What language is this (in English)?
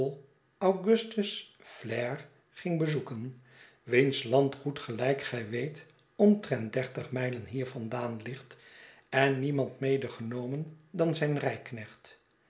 Dutch